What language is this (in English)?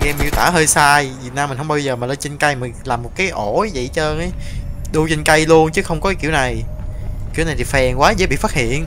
Vietnamese